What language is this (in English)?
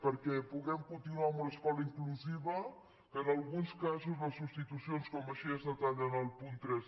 Catalan